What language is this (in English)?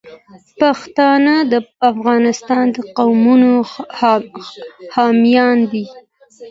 Pashto